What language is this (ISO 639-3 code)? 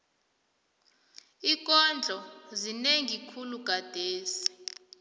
nbl